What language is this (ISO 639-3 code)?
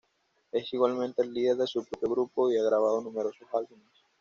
spa